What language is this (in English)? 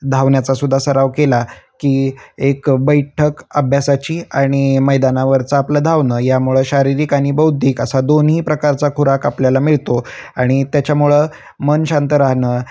Marathi